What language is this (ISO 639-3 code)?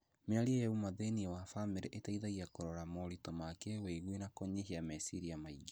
kik